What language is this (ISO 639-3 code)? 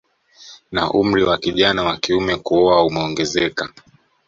swa